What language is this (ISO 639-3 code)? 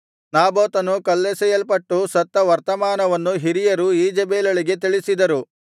kan